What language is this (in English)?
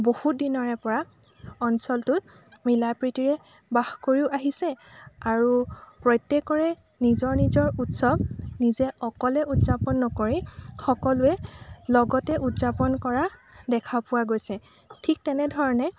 Assamese